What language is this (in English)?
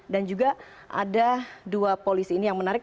Indonesian